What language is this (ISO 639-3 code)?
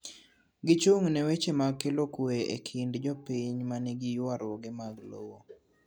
luo